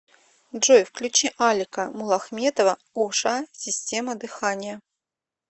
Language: Russian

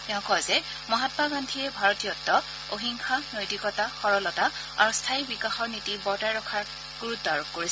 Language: Assamese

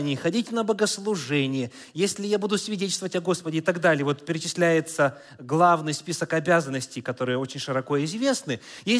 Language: Russian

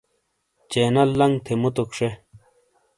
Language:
Shina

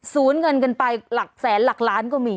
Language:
Thai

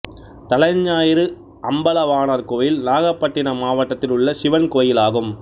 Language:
Tamil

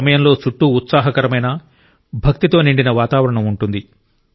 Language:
Telugu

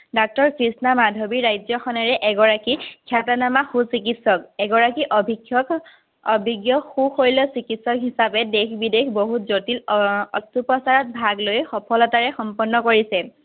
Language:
Assamese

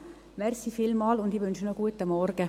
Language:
Swiss German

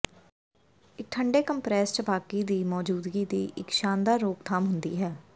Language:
Punjabi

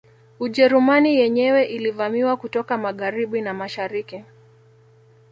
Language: Swahili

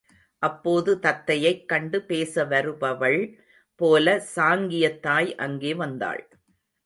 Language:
Tamil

